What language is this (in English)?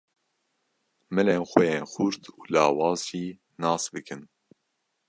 Kurdish